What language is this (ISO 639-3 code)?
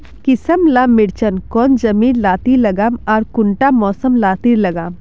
mag